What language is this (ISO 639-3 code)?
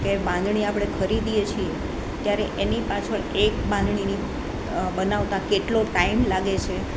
guj